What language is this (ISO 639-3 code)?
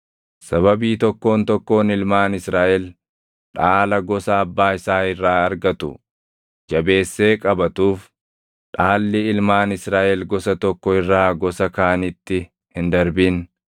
orm